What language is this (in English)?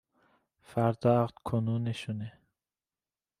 Persian